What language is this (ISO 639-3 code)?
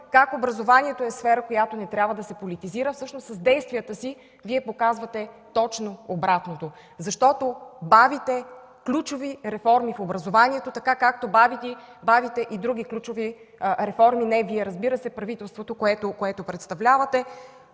bul